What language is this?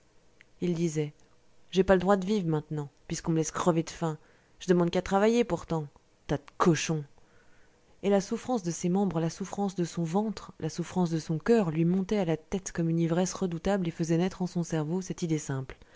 French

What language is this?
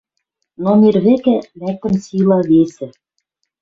Western Mari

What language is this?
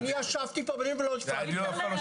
Hebrew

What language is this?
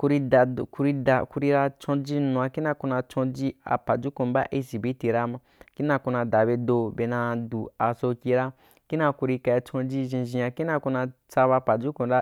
Wapan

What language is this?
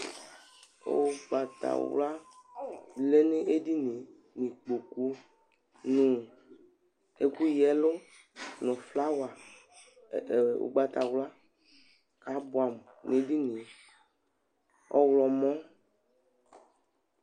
Ikposo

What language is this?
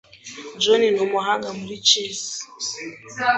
Kinyarwanda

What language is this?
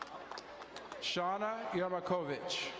English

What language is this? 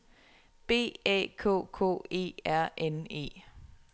Danish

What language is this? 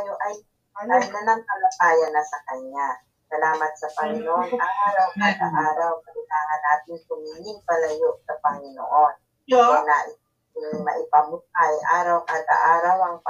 Filipino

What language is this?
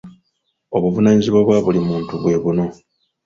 Ganda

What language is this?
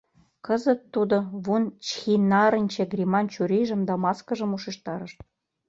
Mari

